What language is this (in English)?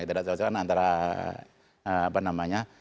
Indonesian